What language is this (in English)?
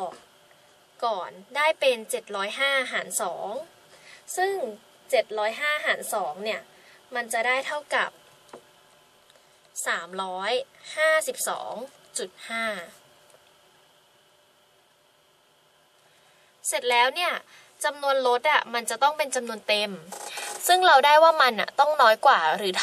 Thai